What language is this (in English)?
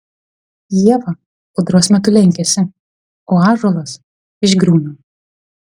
Lithuanian